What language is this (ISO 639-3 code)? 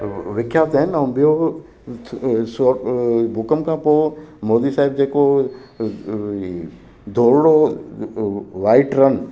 snd